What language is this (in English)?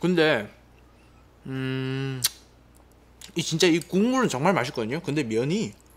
Korean